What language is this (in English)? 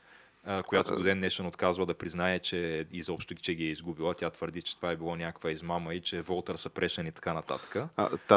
Bulgarian